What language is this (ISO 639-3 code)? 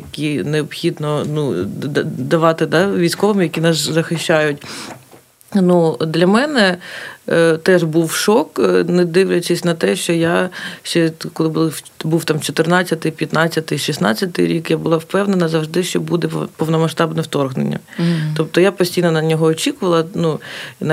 ukr